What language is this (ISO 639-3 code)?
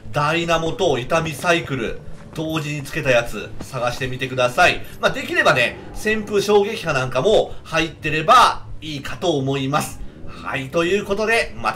jpn